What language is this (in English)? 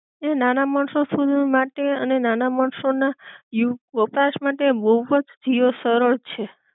Gujarati